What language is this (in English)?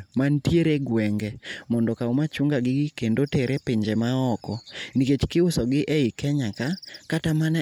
Luo (Kenya and Tanzania)